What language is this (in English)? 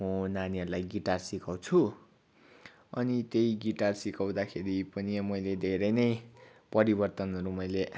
Nepali